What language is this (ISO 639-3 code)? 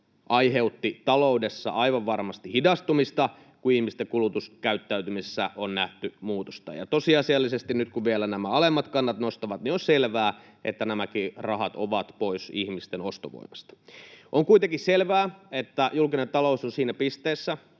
fin